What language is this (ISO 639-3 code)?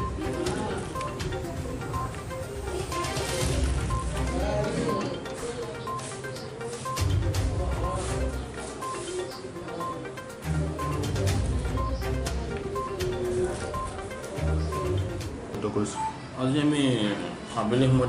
ind